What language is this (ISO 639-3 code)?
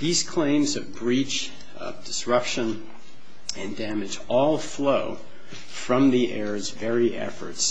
eng